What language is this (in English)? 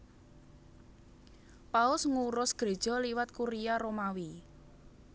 Javanese